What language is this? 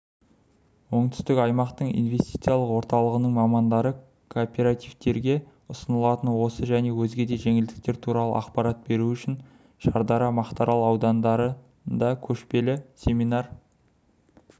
Kazakh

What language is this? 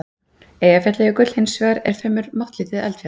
Icelandic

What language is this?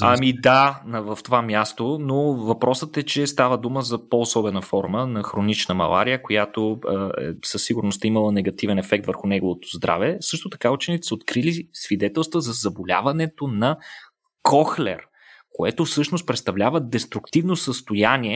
Bulgarian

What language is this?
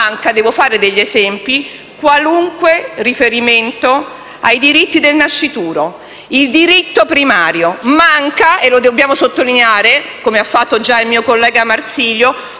Italian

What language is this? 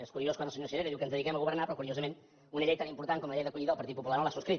Catalan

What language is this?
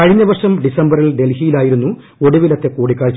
Malayalam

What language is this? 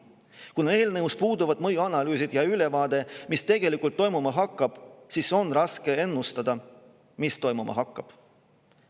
Estonian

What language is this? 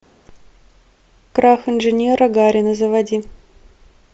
Russian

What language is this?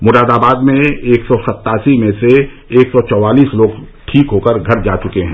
Hindi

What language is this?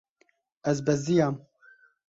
Kurdish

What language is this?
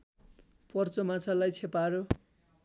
Nepali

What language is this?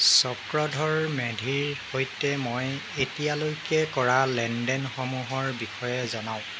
Assamese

